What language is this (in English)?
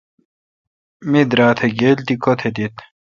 Kalkoti